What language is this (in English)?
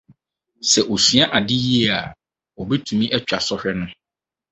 Akan